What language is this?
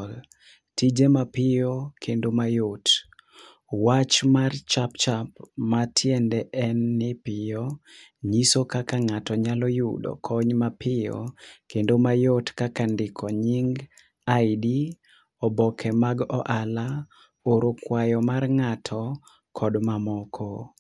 Luo (Kenya and Tanzania)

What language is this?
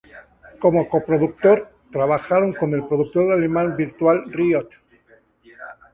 Spanish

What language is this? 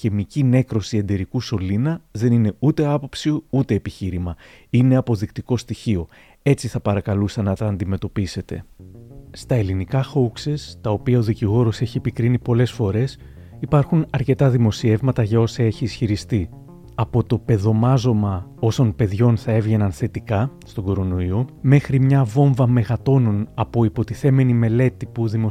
Greek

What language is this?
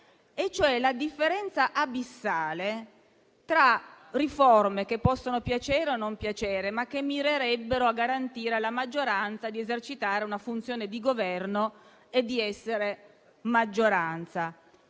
Italian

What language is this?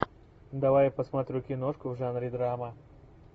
Russian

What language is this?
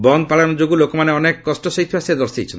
Odia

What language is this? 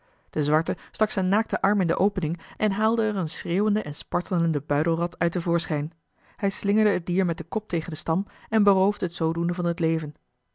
Dutch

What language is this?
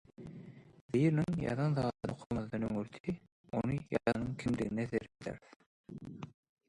Turkmen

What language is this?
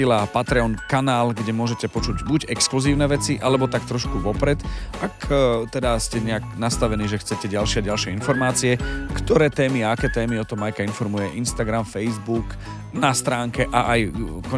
Slovak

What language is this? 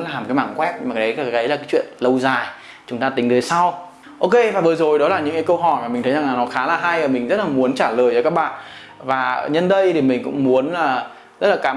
Vietnamese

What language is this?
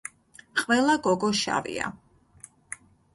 Georgian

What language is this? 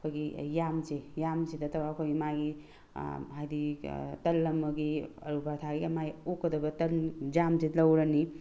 Manipuri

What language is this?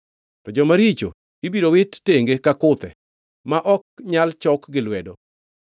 Luo (Kenya and Tanzania)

